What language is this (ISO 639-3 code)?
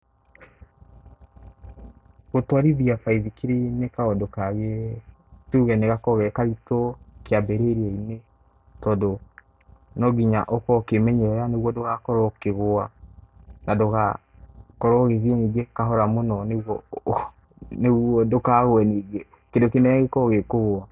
kik